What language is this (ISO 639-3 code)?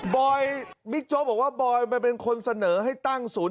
tha